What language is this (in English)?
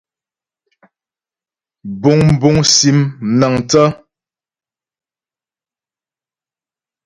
Ghomala